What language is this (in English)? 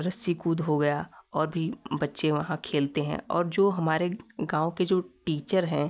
Hindi